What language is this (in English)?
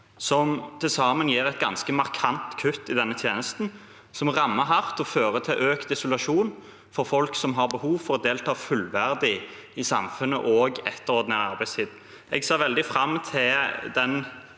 Norwegian